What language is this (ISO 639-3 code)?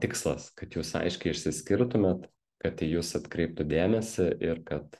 lit